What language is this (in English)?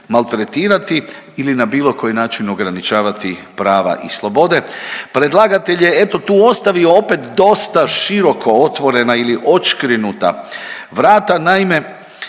Croatian